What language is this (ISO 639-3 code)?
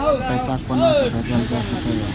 mai